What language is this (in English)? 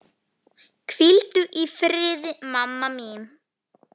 Icelandic